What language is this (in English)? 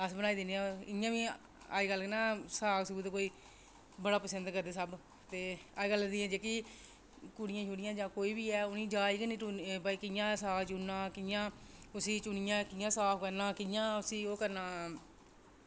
Dogri